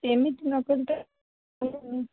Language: Odia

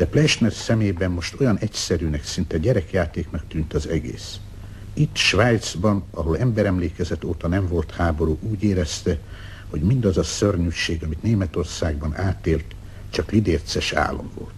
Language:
Hungarian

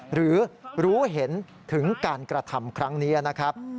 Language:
Thai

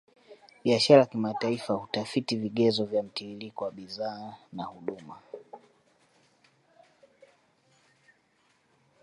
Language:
Swahili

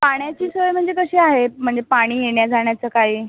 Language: Marathi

